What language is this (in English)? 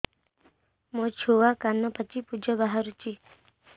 Odia